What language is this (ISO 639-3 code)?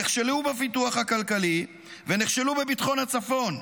heb